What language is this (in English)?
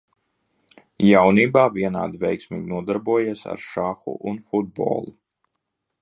Latvian